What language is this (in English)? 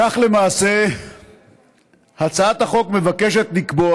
Hebrew